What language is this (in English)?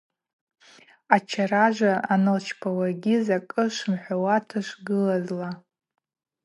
Abaza